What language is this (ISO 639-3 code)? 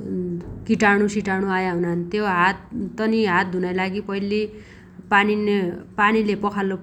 dty